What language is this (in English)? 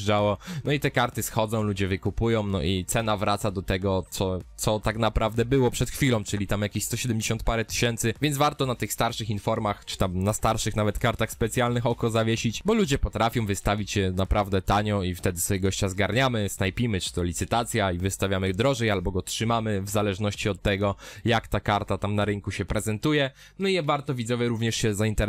Polish